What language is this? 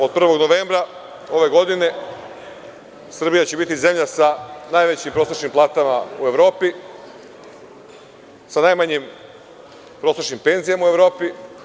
Serbian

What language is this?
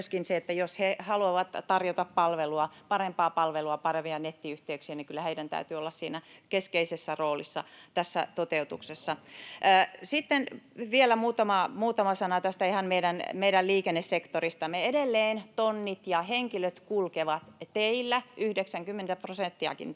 Finnish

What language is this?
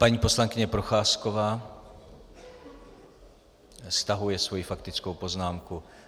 Czech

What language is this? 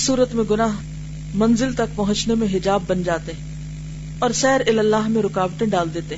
Urdu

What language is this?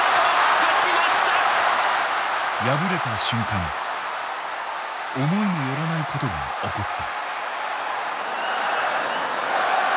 Japanese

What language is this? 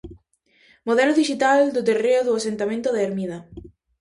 Galician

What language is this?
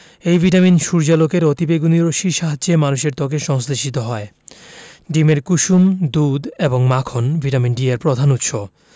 Bangla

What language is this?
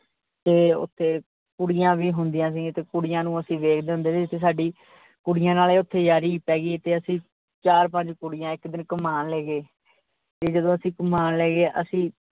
Punjabi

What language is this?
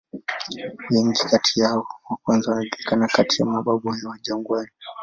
Swahili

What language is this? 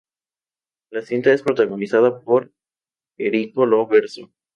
Spanish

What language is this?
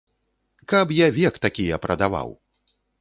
Belarusian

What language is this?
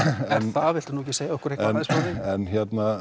Icelandic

